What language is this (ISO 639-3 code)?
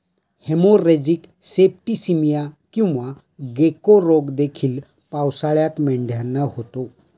mar